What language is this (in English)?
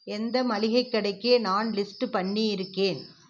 Tamil